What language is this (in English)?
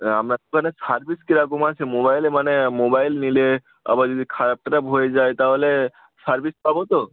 Bangla